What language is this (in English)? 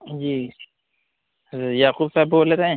Urdu